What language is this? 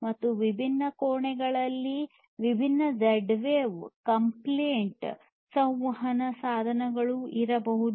Kannada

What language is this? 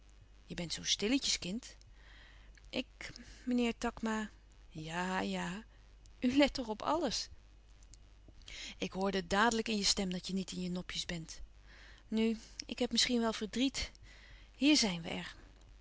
Dutch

